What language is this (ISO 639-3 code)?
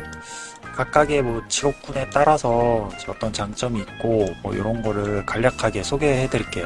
kor